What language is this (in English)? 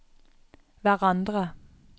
Norwegian